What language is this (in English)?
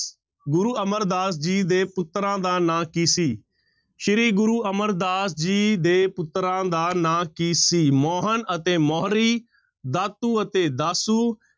Punjabi